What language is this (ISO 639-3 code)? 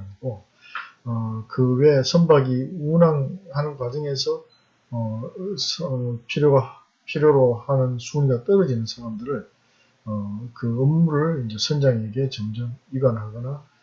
kor